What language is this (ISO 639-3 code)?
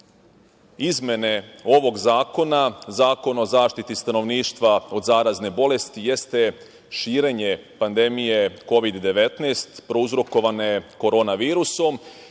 srp